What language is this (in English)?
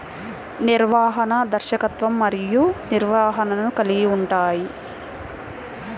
Telugu